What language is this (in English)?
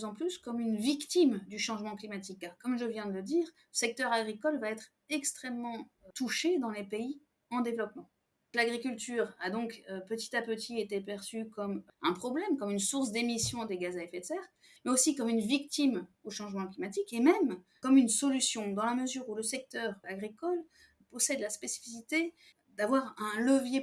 French